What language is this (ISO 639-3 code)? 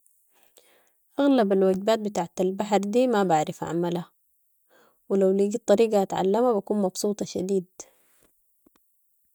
apd